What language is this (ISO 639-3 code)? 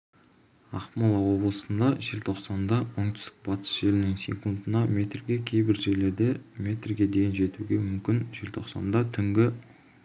kaz